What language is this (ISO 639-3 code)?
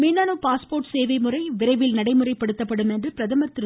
tam